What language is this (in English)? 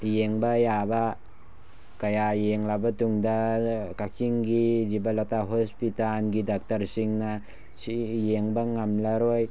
Manipuri